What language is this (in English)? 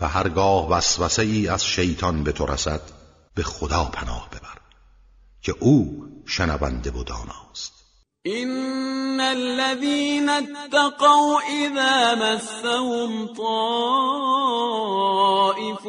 Persian